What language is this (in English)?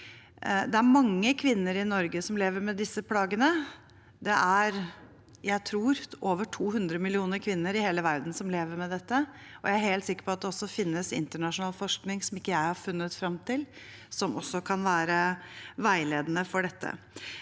Norwegian